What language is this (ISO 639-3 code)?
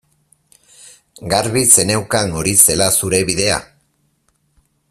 eus